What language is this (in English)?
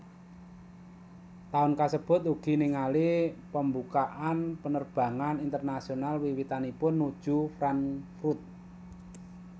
Javanese